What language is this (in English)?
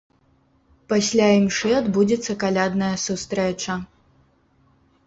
Belarusian